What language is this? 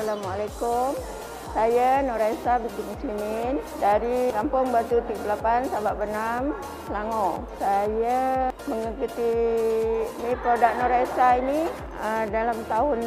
Malay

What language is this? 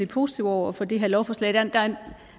Danish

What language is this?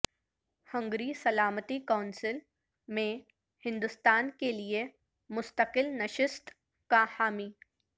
Urdu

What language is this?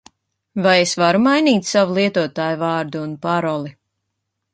Latvian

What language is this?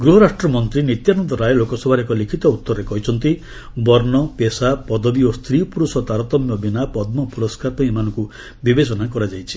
Odia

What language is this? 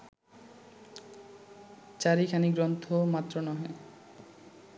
Bangla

